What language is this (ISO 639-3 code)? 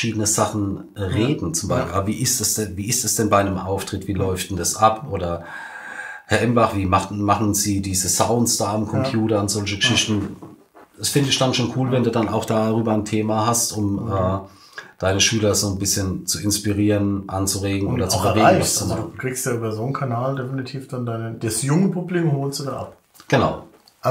deu